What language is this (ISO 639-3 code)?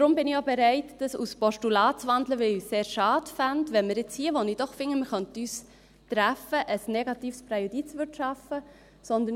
gsw